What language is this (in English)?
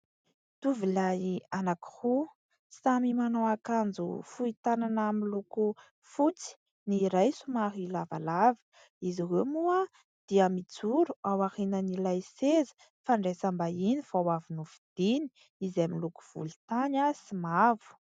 Malagasy